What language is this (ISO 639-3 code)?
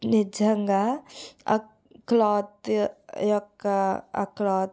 tel